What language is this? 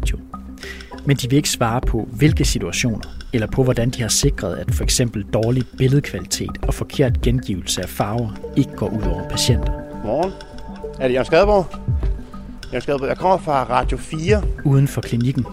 Danish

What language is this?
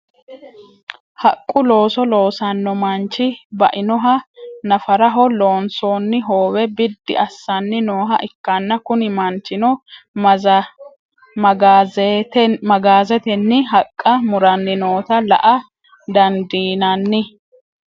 Sidamo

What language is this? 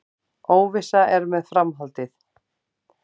Icelandic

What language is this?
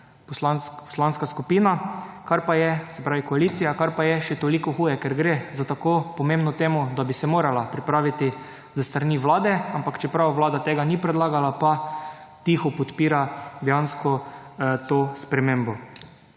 Slovenian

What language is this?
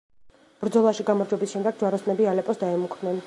Georgian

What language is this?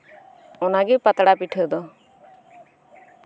Santali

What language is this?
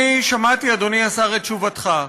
Hebrew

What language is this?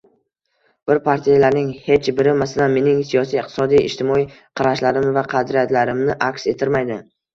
Uzbek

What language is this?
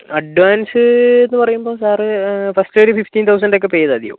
Malayalam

